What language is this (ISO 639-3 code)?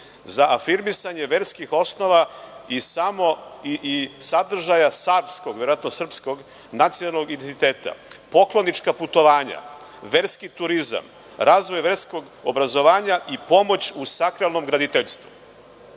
srp